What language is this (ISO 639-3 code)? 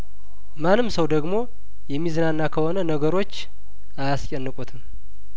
amh